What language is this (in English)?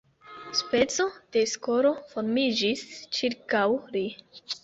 Esperanto